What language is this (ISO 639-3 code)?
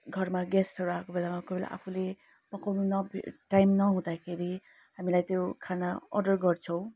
nep